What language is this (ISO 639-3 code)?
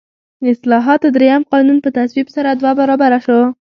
pus